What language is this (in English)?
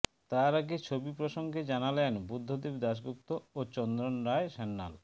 Bangla